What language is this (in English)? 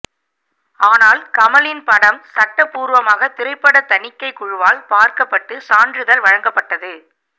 Tamil